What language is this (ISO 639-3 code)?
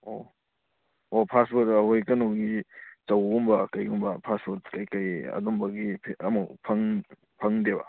mni